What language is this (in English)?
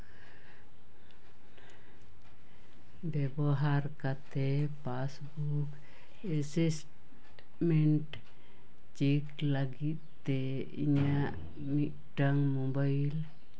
Santali